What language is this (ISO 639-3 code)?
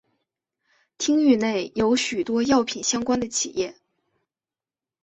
zho